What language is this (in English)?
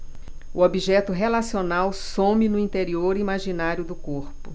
Portuguese